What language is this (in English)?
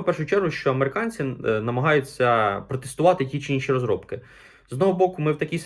Ukrainian